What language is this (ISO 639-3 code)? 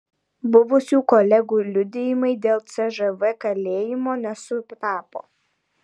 lit